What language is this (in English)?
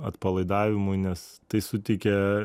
Lithuanian